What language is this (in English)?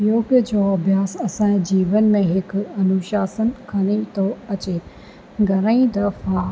Sindhi